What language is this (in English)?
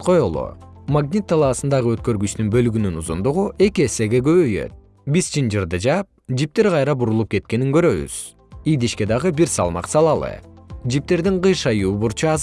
Turkish